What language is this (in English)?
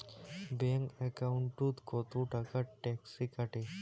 Bangla